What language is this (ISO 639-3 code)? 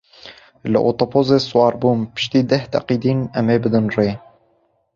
kur